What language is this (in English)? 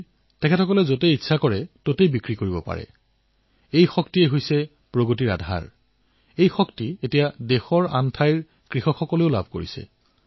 Assamese